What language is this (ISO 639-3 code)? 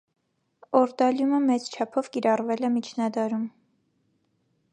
hye